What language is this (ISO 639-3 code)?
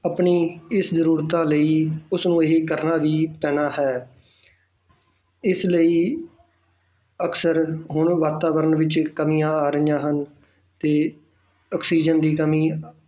pan